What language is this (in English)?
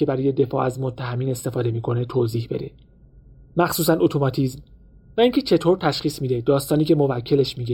Persian